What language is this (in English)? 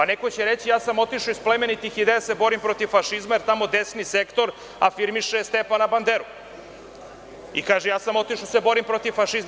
Serbian